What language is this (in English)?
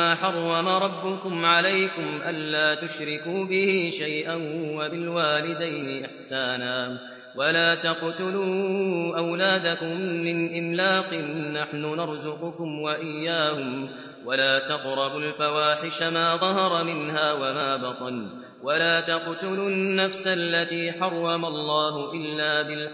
Arabic